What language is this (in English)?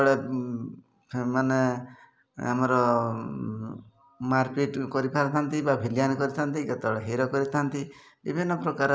Odia